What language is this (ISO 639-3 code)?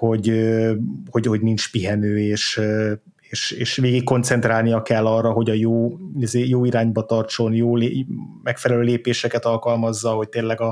hun